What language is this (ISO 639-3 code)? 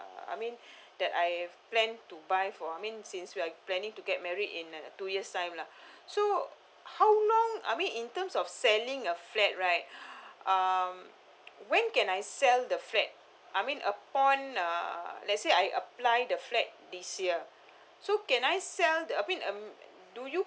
eng